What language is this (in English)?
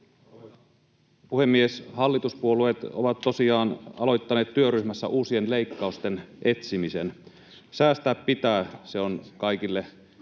Finnish